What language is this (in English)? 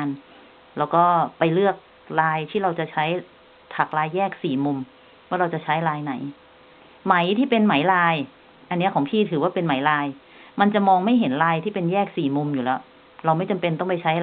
Thai